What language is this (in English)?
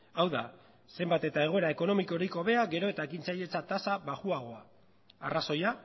Basque